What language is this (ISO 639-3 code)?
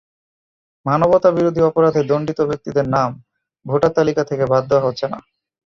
ben